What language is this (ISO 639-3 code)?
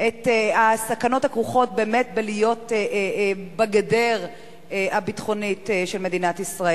heb